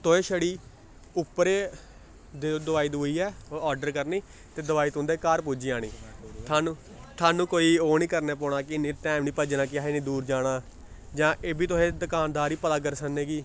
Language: Dogri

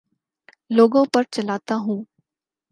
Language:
Urdu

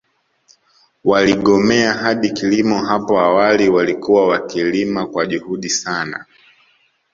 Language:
Swahili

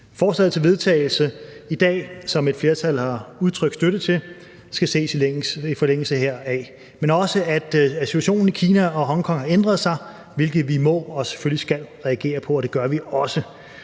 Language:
Danish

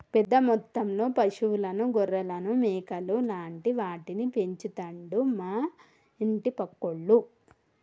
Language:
Telugu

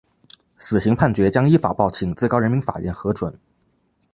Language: Chinese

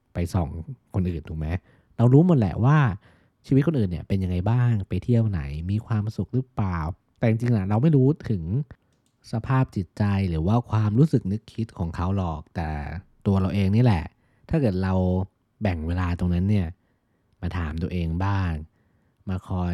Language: Thai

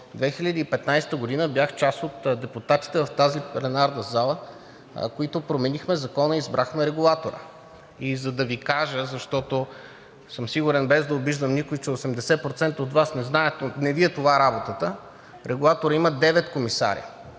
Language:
Bulgarian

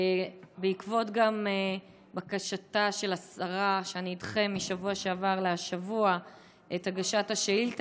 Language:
Hebrew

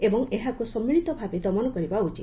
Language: Odia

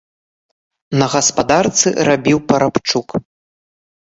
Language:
Belarusian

